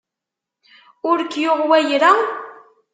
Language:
Kabyle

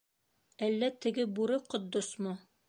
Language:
Bashkir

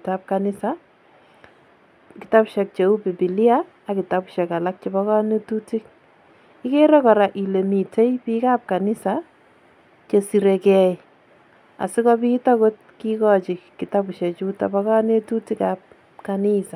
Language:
Kalenjin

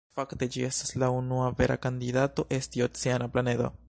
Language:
Esperanto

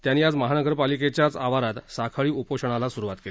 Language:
Marathi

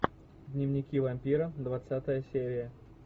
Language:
Russian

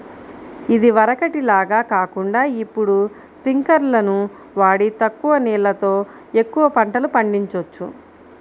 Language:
Telugu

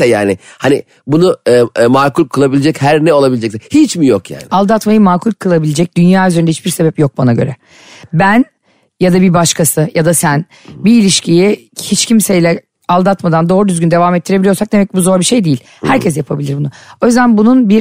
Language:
Turkish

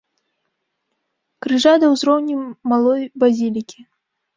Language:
Belarusian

